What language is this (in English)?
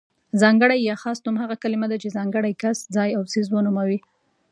Pashto